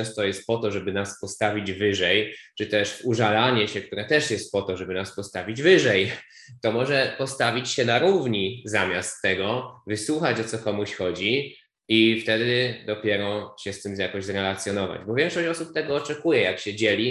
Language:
Polish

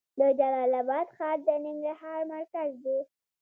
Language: Pashto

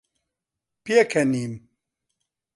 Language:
Central Kurdish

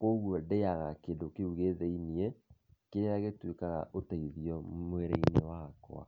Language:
Kikuyu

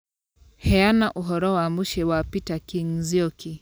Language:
Kikuyu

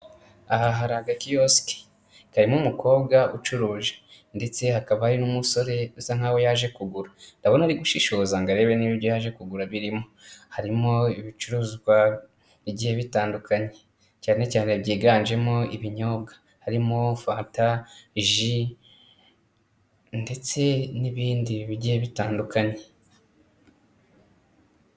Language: Kinyarwanda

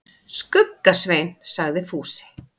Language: Icelandic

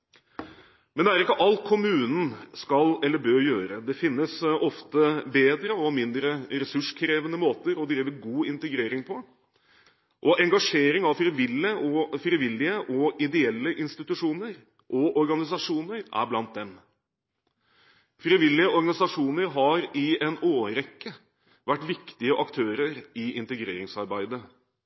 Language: Norwegian Bokmål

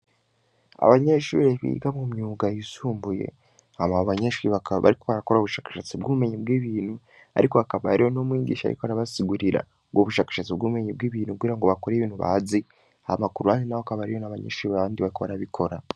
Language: Rundi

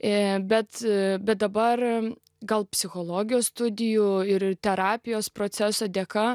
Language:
Lithuanian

